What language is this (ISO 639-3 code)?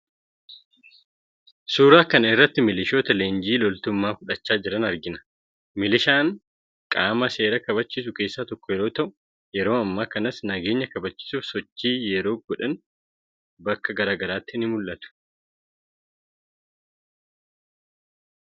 orm